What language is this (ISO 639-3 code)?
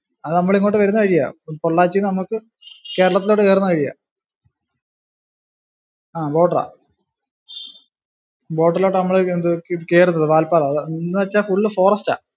mal